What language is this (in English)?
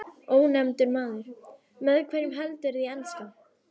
Icelandic